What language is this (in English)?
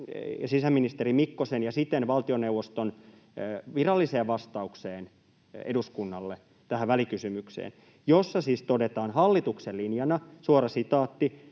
Finnish